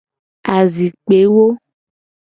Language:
Gen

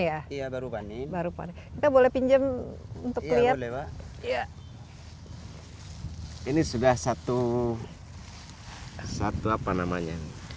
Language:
Indonesian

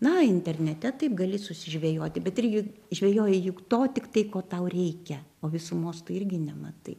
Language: Lithuanian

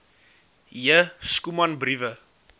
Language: Afrikaans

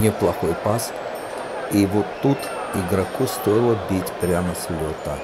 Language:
Russian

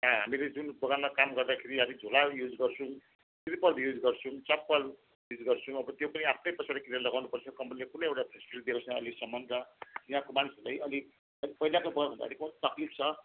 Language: Nepali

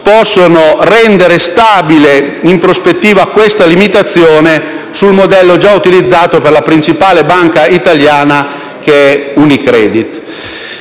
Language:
Italian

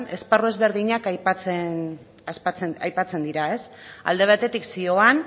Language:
Basque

